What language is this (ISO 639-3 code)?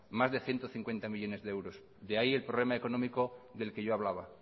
spa